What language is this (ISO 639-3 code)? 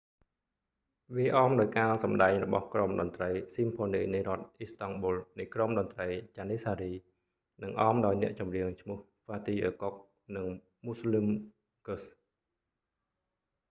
khm